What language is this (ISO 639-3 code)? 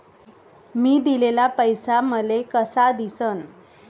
mar